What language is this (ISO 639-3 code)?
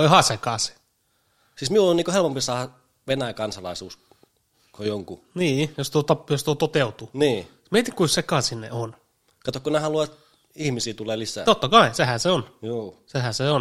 fin